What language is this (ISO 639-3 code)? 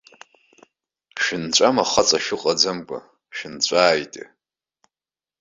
abk